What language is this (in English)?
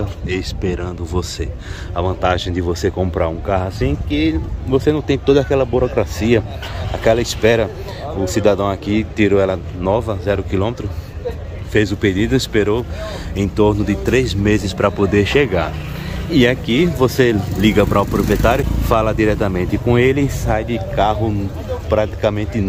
Portuguese